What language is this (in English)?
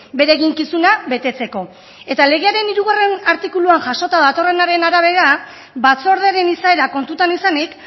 Basque